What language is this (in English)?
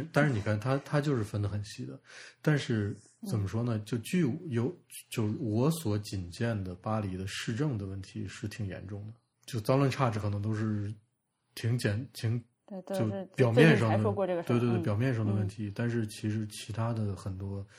Chinese